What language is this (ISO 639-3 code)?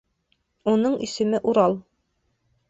bak